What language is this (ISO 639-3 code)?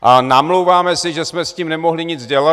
ces